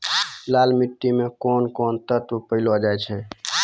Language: Maithili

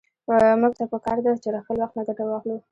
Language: Pashto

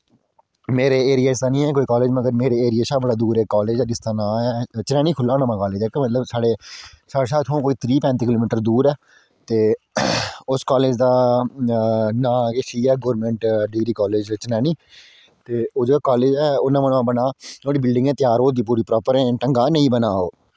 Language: Dogri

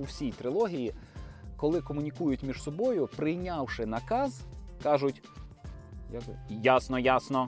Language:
Ukrainian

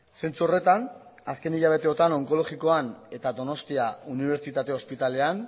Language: Basque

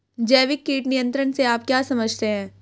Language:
Hindi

